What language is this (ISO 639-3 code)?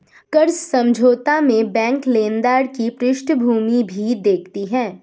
hin